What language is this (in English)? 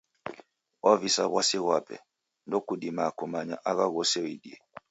Taita